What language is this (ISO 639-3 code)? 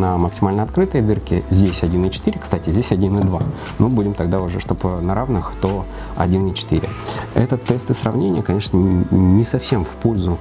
rus